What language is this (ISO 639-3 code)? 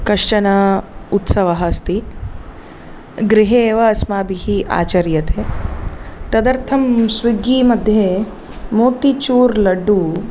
san